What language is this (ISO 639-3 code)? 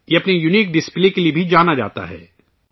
urd